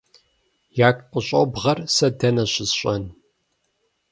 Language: Kabardian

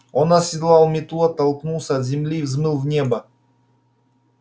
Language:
Russian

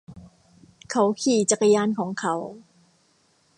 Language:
Thai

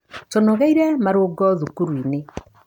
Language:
Kikuyu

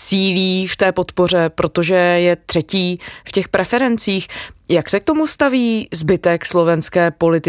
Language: Czech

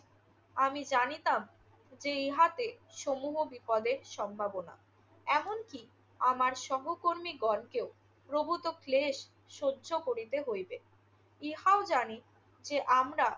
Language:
Bangla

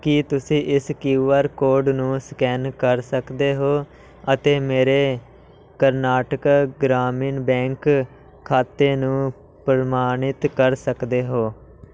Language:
Punjabi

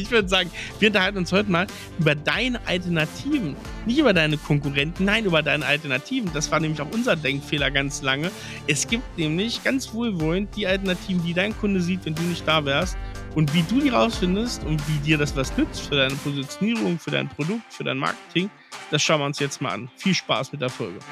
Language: German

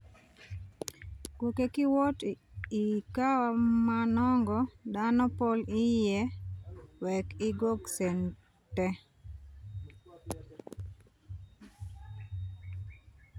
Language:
Luo (Kenya and Tanzania)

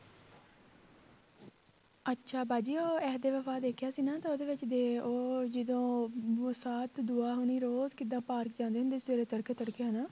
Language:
Punjabi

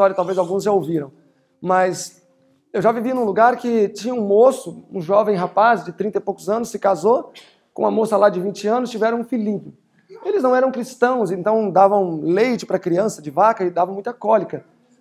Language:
Portuguese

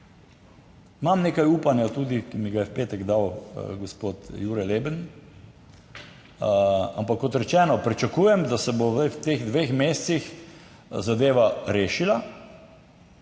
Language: Slovenian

